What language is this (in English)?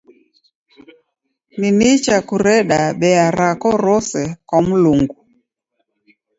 Taita